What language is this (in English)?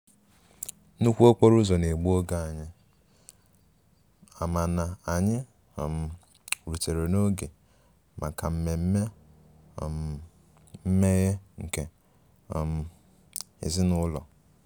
Igbo